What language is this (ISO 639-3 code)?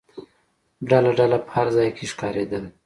pus